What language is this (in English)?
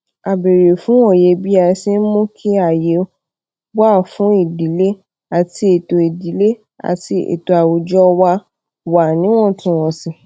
Yoruba